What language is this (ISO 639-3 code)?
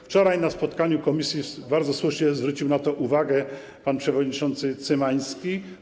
pol